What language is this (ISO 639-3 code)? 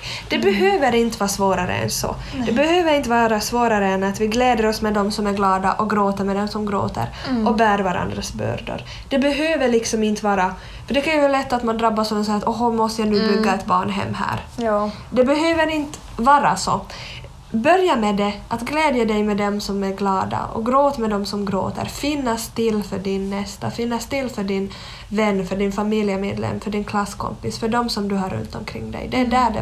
swe